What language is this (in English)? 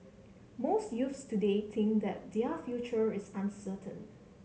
English